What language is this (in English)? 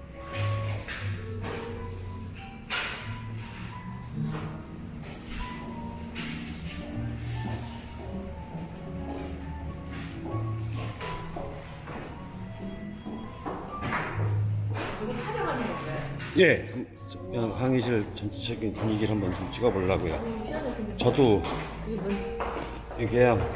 Korean